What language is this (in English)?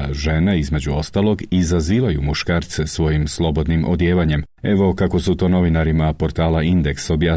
Croatian